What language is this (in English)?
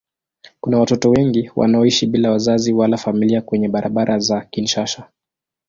Swahili